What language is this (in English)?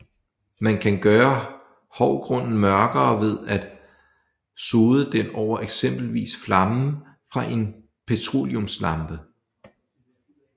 Danish